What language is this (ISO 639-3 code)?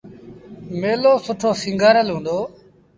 sbn